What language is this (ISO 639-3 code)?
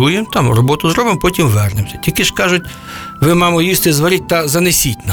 ukr